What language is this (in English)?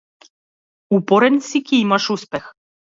Macedonian